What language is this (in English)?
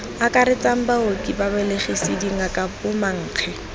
Tswana